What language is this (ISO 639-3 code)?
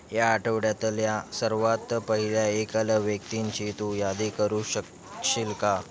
mar